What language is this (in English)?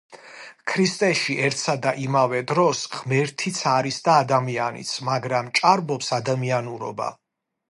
Georgian